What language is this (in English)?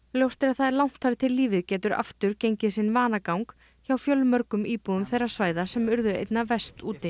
Icelandic